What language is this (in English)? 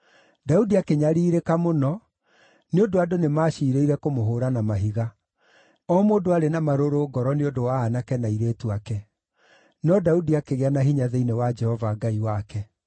Kikuyu